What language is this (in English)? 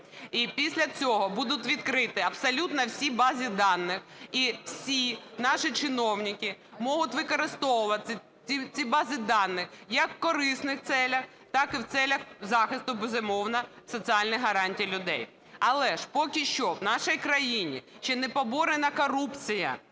Ukrainian